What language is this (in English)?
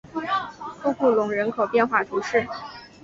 Chinese